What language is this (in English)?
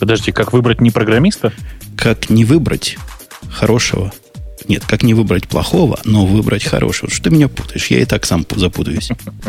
Russian